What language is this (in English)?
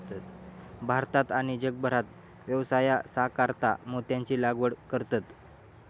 Marathi